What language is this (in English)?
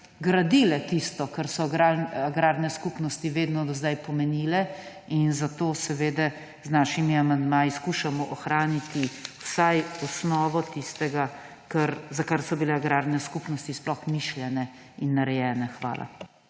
Slovenian